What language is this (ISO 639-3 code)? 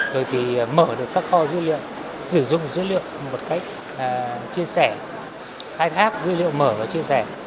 vie